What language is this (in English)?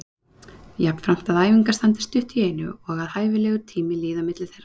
Icelandic